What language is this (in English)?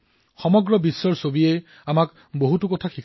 Assamese